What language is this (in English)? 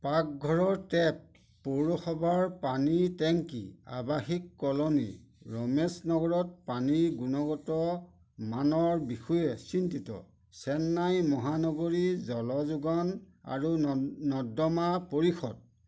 Assamese